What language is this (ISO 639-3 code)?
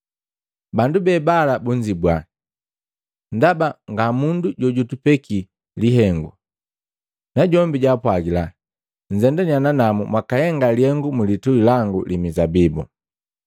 mgv